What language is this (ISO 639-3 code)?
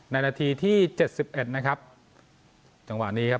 tha